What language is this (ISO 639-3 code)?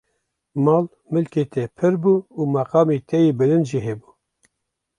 kur